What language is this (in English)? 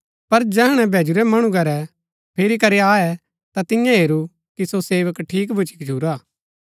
Gaddi